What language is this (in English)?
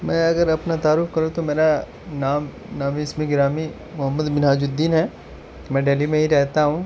Urdu